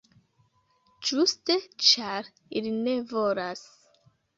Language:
Esperanto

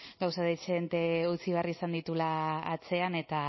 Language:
Basque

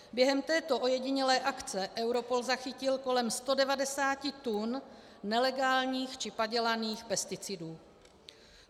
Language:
Czech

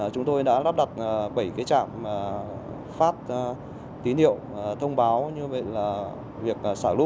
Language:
Vietnamese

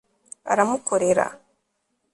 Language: Kinyarwanda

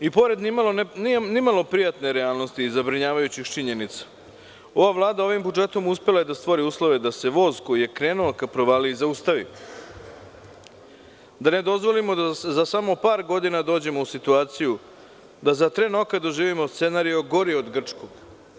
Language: Serbian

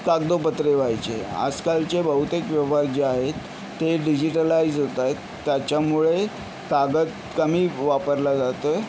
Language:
Marathi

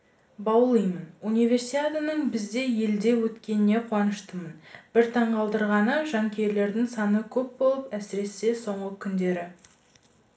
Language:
Kazakh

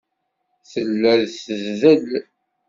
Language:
Kabyle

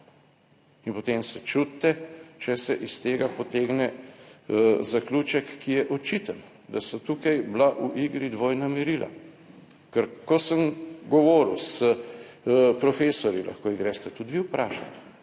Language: Slovenian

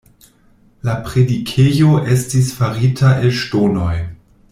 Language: Esperanto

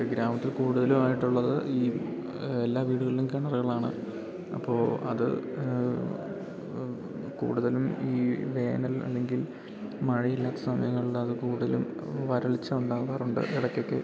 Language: Malayalam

